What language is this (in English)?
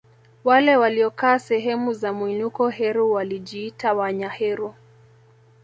Swahili